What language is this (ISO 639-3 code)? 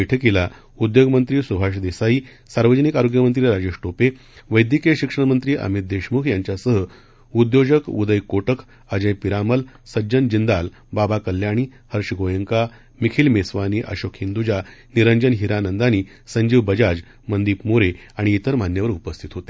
mar